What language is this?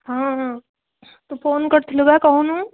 Odia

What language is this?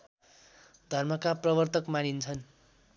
Nepali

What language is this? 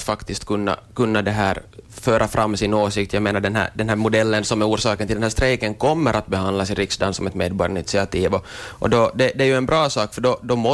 Swedish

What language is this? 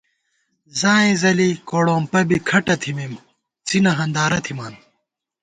Gawar-Bati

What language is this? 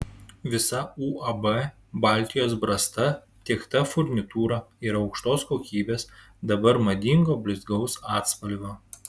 Lithuanian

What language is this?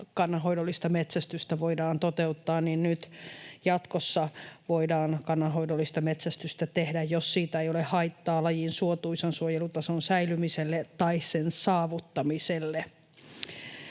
Finnish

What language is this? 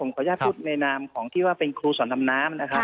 Thai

